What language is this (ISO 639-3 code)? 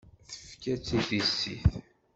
kab